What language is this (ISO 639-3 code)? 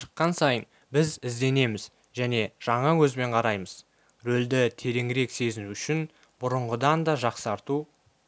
kaz